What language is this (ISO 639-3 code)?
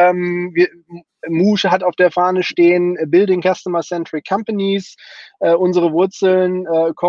deu